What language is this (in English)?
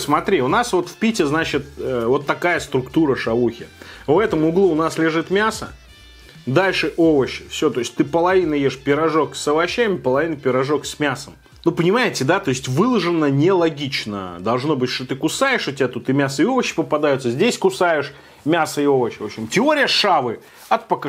Russian